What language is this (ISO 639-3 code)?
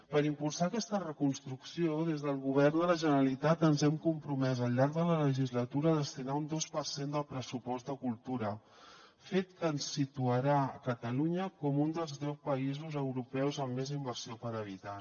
cat